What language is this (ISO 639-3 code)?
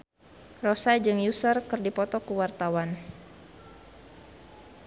sun